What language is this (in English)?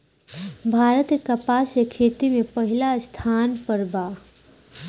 Bhojpuri